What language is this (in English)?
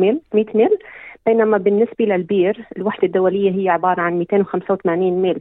Arabic